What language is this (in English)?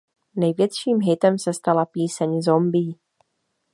Czech